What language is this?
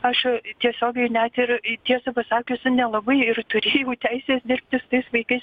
Lithuanian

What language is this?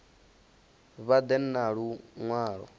Venda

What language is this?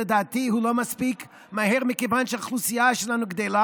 Hebrew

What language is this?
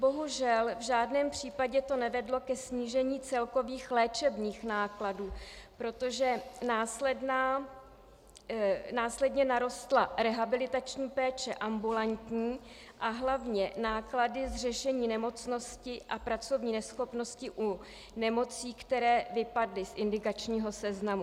Czech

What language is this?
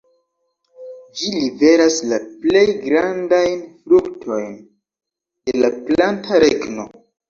Esperanto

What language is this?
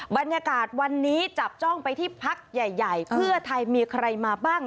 Thai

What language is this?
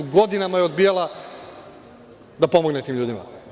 Serbian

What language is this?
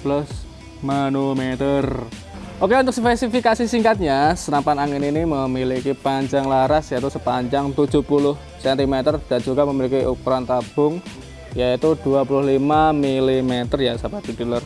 Indonesian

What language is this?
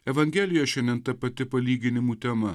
Lithuanian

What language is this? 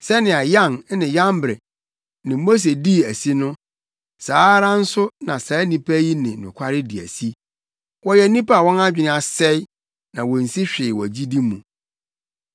Akan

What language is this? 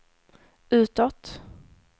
Swedish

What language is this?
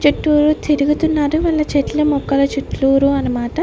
Telugu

